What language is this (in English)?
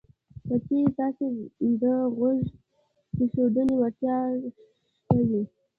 Pashto